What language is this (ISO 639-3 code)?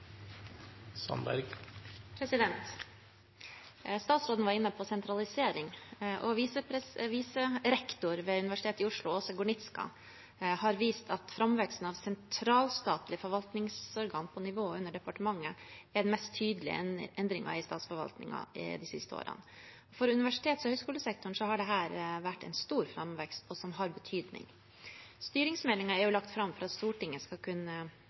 nob